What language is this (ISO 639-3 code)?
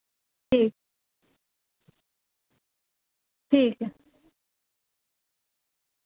doi